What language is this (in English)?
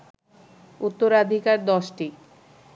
Bangla